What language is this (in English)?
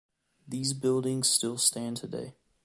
English